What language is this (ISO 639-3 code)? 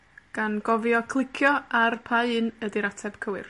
cym